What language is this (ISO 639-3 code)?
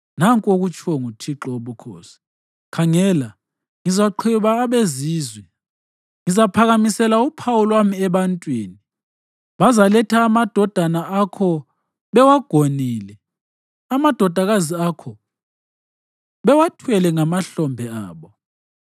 nde